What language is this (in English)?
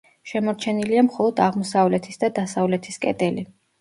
Georgian